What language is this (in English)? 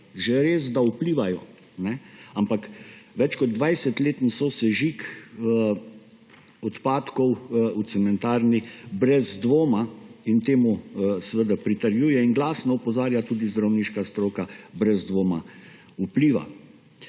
Slovenian